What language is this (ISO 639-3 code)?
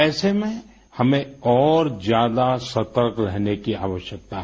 hin